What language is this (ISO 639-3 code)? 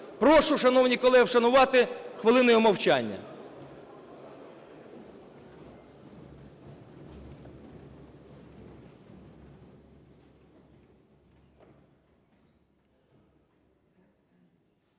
ukr